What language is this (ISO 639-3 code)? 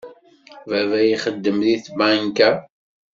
kab